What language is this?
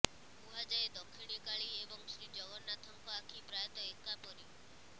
Odia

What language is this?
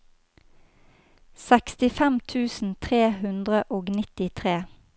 Norwegian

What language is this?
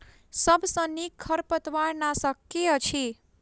Maithili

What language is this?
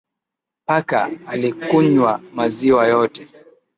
Swahili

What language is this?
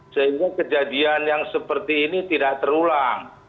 Indonesian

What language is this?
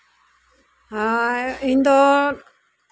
Santali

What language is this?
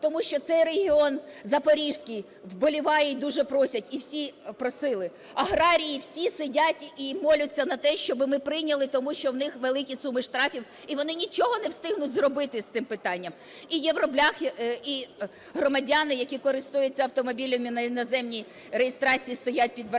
Ukrainian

